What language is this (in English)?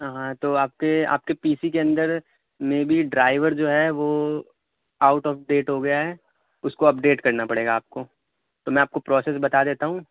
Urdu